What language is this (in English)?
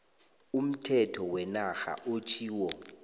South Ndebele